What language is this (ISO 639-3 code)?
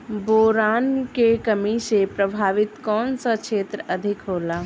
bho